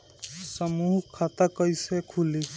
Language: Bhojpuri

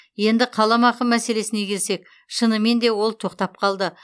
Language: Kazakh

